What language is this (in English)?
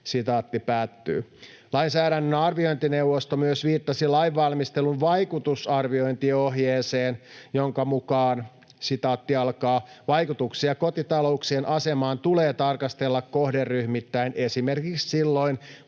Finnish